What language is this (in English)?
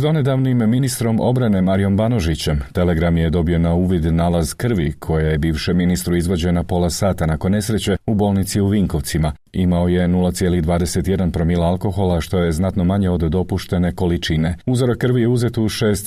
Croatian